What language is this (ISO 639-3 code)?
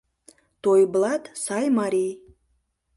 chm